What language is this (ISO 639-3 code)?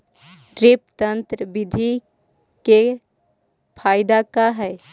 mag